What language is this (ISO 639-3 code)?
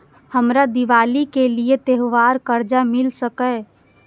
mai